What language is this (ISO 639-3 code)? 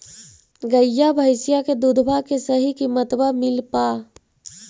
mag